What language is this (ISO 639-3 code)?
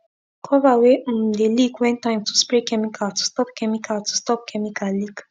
pcm